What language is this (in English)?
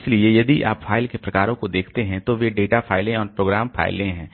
Hindi